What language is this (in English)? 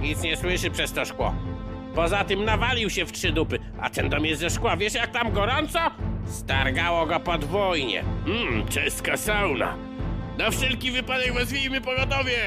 Polish